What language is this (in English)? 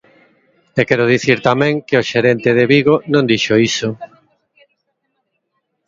Galician